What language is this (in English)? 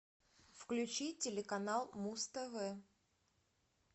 Russian